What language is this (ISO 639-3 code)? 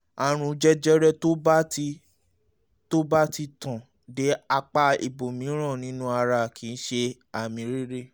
yor